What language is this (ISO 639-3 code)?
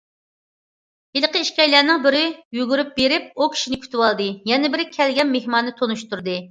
uig